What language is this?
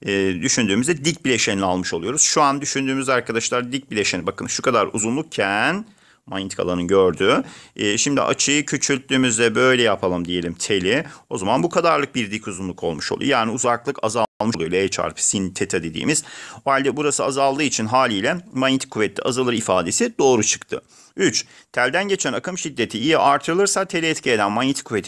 Turkish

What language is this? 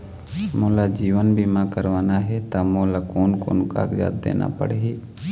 Chhattisgarhi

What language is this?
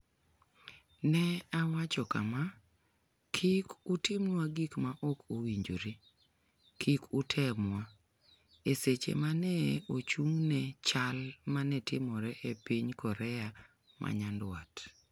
Luo (Kenya and Tanzania)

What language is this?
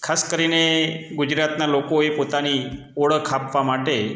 Gujarati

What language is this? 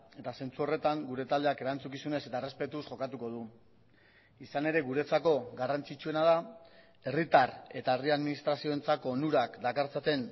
Basque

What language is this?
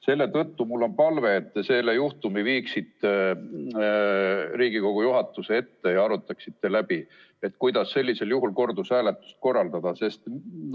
Estonian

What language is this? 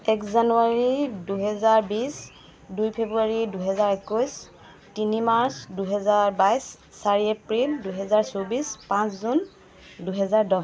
Assamese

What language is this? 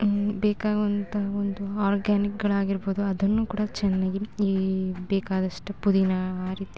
Kannada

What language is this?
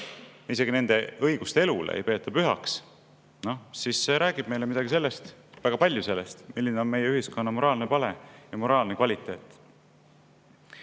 Estonian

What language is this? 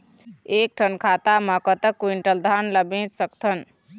Chhattisgarhi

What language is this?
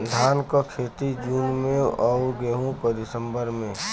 Bhojpuri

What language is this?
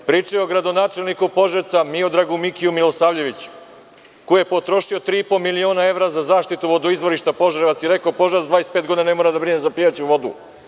Serbian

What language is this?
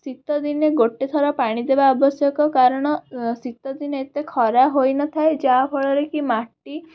Odia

